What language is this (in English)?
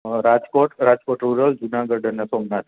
Gujarati